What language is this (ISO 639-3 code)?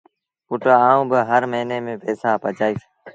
sbn